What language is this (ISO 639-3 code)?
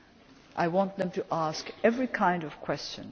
eng